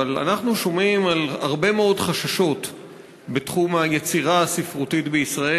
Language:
Hebrew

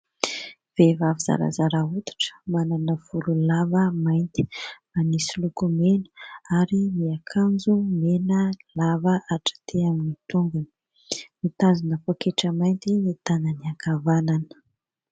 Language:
Malagasy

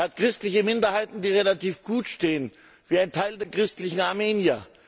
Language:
German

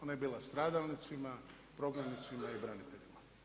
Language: Croatian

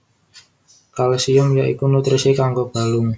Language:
Javanese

